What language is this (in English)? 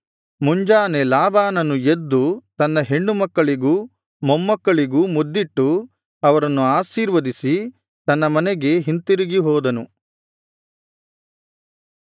Kannada